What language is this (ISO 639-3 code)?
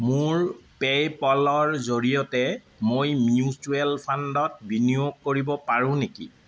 asm